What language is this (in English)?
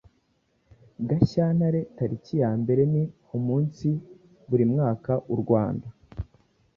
Kinyarwanda